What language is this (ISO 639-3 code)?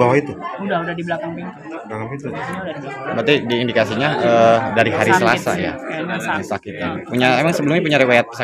ind